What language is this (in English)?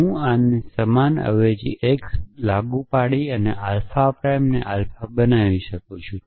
Gujarati